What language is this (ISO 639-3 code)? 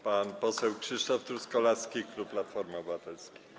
pol